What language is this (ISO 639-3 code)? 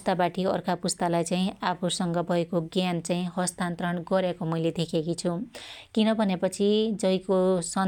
dty